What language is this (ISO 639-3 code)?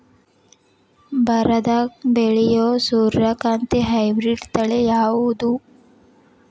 kan